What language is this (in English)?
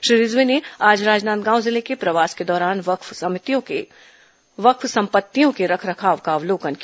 Hindi